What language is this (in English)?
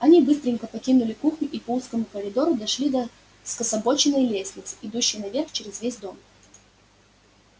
Russian